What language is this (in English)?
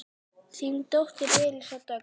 Icelandic